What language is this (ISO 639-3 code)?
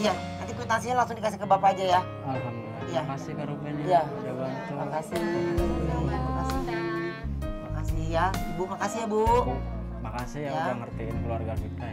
ind